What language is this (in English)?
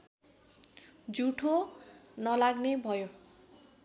Nepali